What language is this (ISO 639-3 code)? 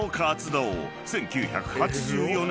jpn